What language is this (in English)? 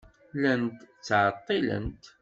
Kabyle